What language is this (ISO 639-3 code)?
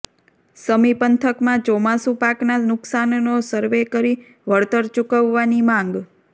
guj